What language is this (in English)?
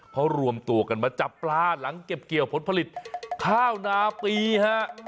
Thai